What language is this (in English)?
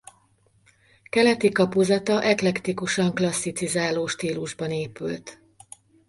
Hungarian